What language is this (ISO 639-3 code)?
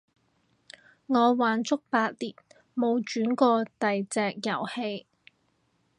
yue